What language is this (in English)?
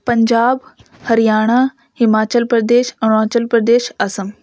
Urdu